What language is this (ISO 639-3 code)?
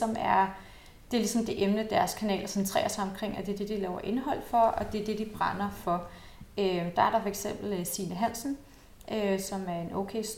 dan